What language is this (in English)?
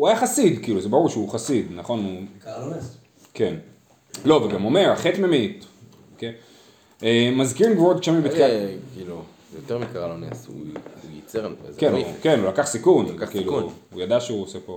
Hebrew